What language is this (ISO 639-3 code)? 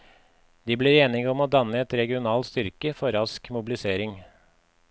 nor